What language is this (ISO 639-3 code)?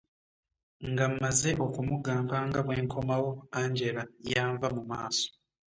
lug